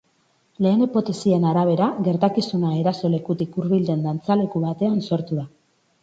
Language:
Basque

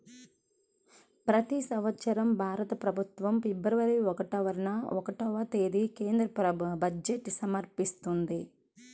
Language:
Telugu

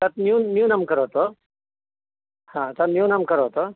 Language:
Sanskrit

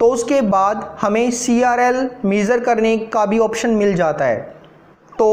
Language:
Hindi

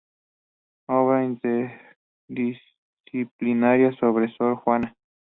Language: Spanish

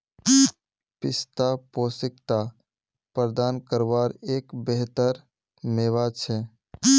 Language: Magahi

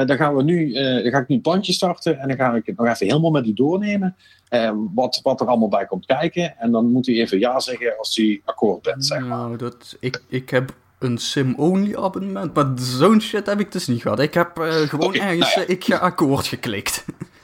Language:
Dutch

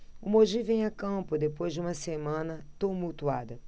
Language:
Portuguese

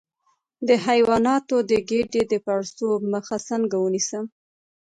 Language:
Pashto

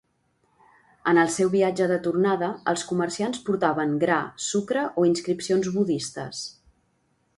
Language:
Catalan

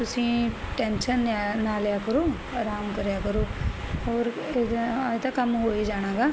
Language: Punjabi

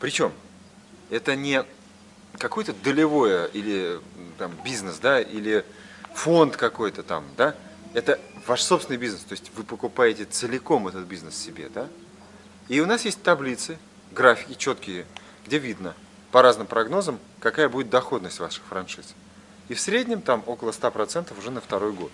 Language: Russian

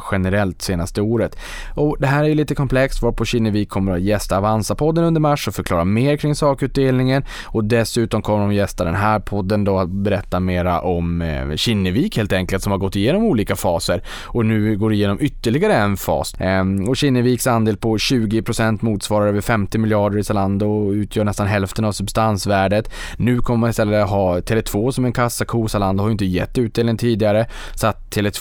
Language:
Swedish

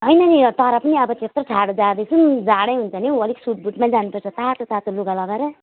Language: Nepali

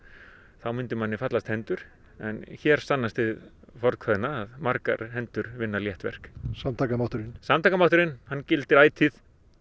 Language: Icelandic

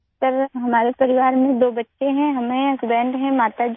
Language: Urdu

